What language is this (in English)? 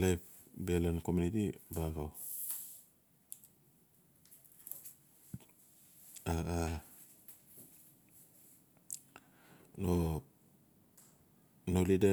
Notsi